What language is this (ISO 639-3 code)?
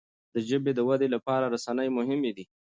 pus